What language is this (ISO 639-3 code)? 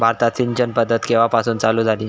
mar